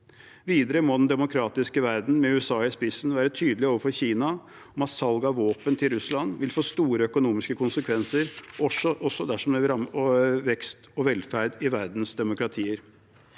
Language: Norwegian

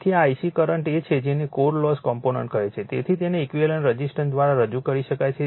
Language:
Gujarati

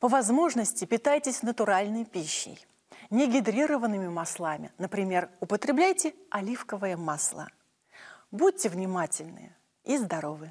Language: Russian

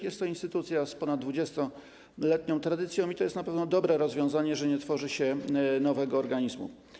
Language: Polish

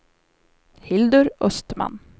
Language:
Swedish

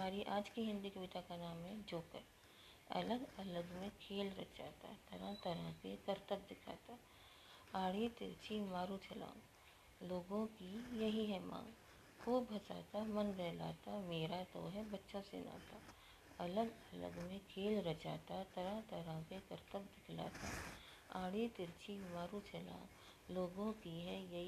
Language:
Hindi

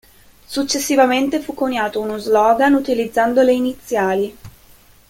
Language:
Italian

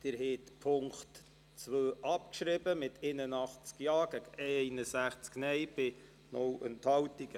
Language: Swiss German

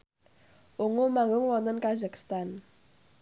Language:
Javanese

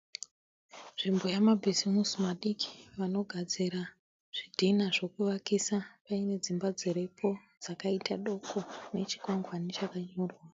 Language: Shona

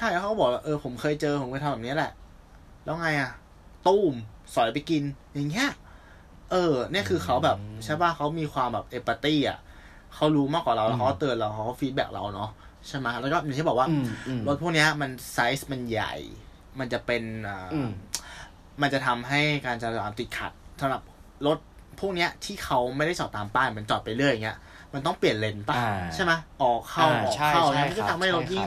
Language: Thai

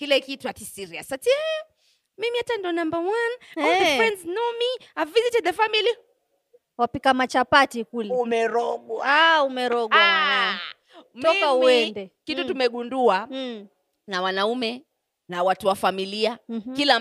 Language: Swahili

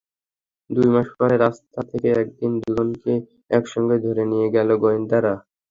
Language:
Bangla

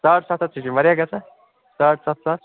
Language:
Kashmiri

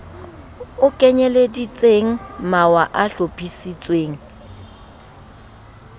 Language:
Southern Sotho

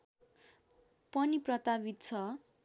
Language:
Nepali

